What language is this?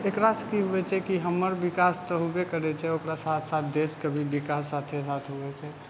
Maithili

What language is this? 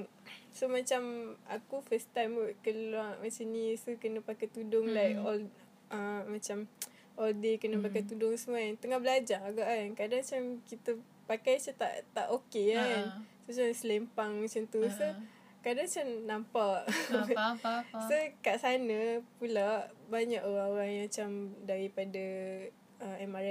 Malay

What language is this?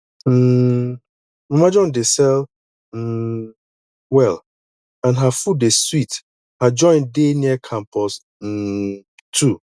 Nigerian Pidgin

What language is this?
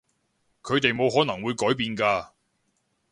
Cantonese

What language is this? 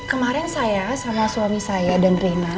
Indonesian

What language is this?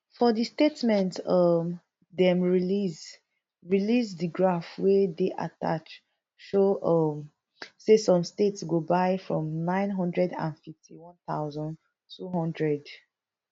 Nigerian Pidgin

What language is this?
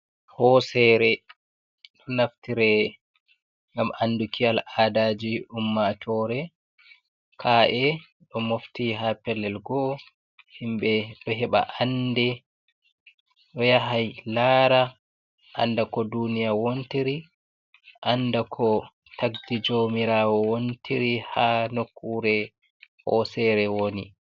Fula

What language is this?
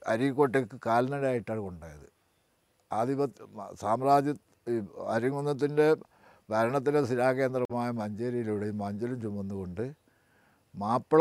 Malayalam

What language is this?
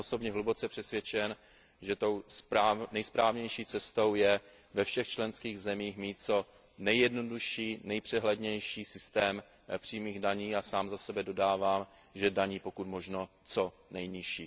Czech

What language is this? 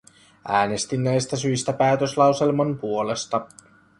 Finnish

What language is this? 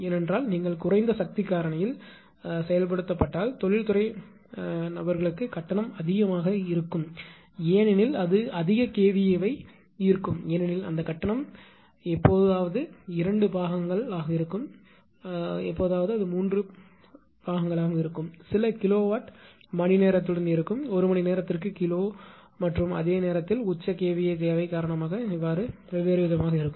Tamil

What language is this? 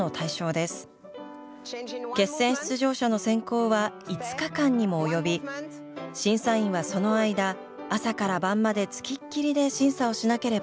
Japanese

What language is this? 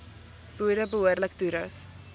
Afrikaans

